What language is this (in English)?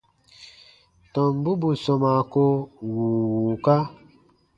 Baatonum